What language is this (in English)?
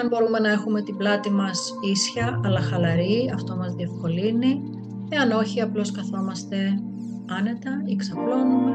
Greek